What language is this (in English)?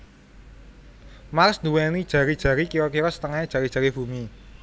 Javanese